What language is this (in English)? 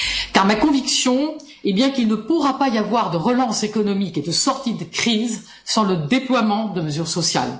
French